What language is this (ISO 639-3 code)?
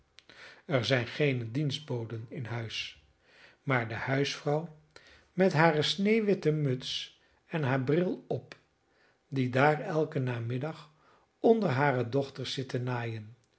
nld